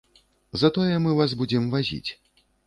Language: Belarusian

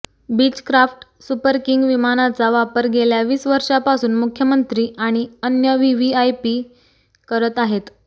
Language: Marathi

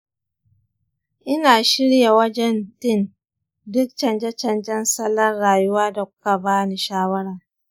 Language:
Hausa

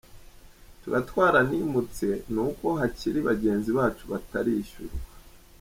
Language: Kinyarwanda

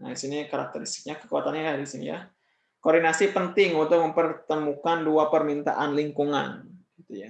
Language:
Indonesian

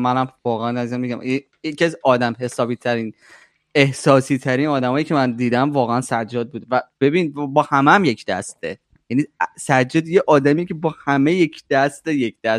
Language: Persian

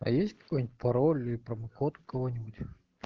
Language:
Russian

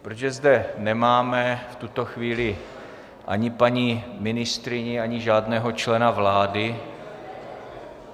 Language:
Czech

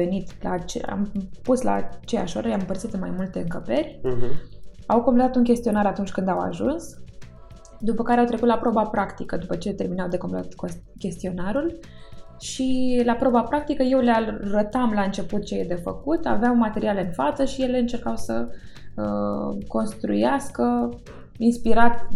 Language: Romanian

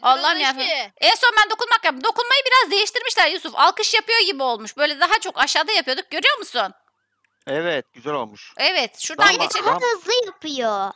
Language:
Turkish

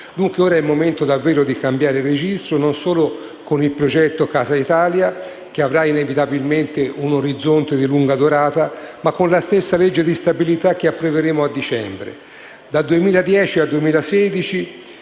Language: Italian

